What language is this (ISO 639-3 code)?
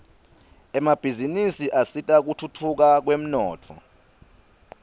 ssw